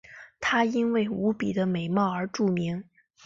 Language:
Chinese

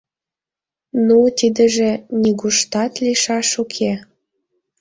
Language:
Mari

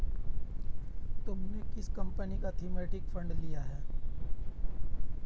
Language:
Hindi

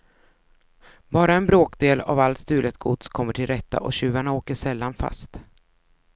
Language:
Swedish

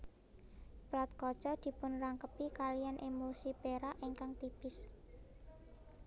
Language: Javanese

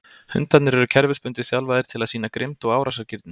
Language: Icelandic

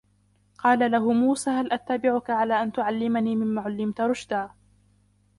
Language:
Arabic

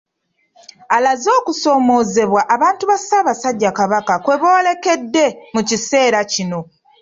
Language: Ganda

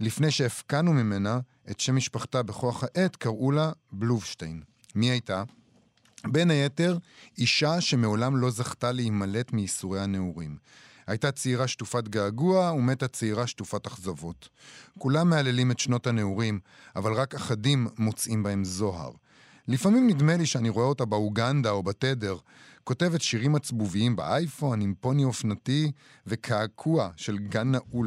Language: Hebrew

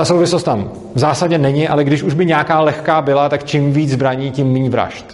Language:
Czech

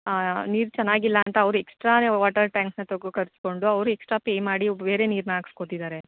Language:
Kannada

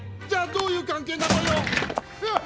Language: Japanese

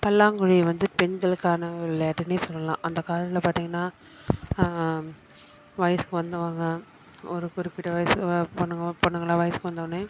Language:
Tamil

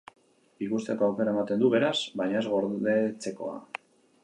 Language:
Basque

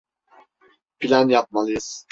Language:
Turkish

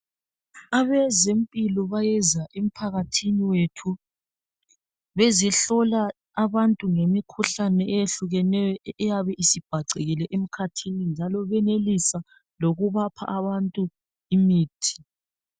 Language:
North Ndebele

